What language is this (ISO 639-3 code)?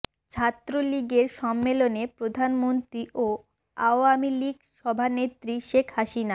ben